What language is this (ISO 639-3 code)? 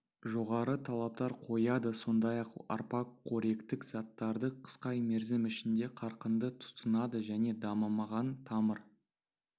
kaz